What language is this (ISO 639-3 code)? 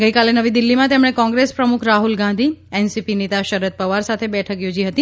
guj